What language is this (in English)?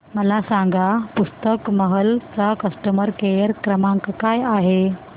Marathi